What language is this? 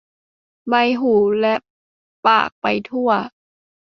Thai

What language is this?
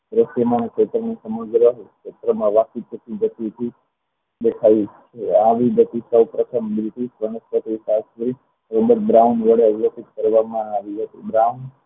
Gujarati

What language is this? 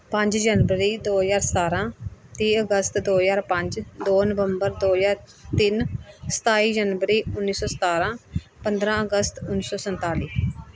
Punjabi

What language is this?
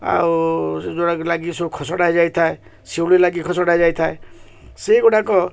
Odia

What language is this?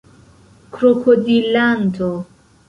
Esperanto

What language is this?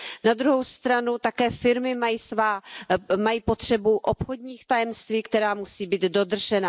Czech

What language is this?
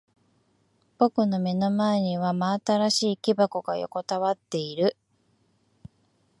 Japanese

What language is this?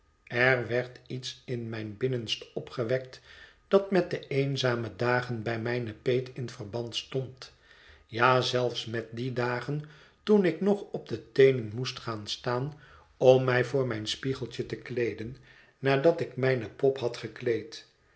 Dutch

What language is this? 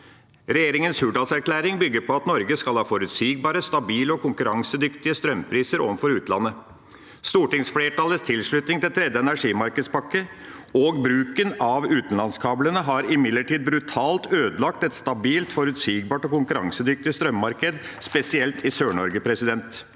Norwegian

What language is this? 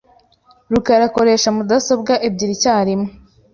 Kinyarwanda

